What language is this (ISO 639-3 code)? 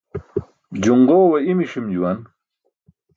bsk